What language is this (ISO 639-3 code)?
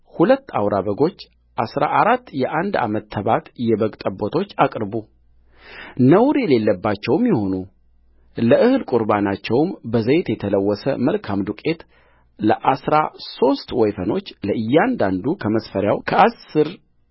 amh